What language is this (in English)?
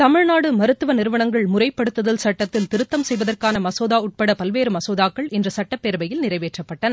Tamil